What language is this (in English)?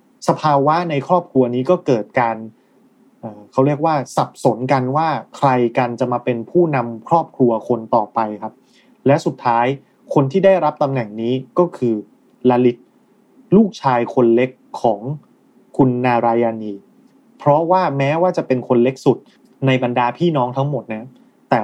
Thai